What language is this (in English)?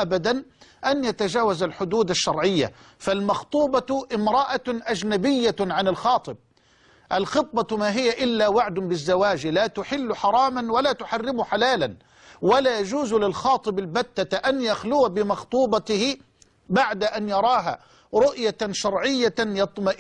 Arabic